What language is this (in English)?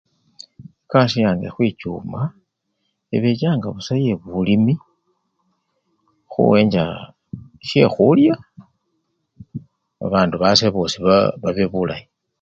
Luyia